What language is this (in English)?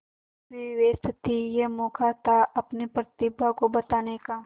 Hindi